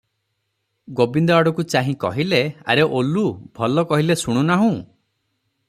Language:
Odia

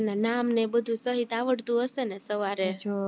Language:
Gujarati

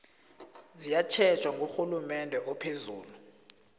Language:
South Ndebele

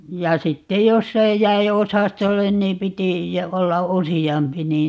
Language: Finnish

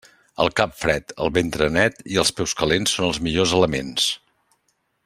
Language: Catalan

